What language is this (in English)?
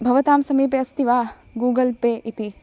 Sanskrit